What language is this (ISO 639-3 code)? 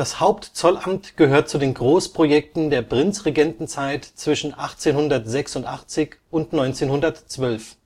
deu